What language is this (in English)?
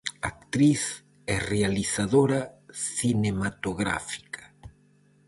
Galician